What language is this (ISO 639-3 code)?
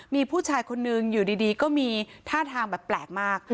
tha